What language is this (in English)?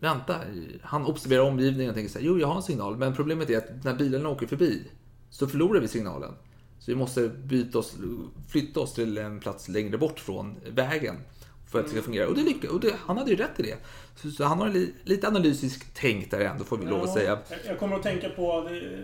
Swedish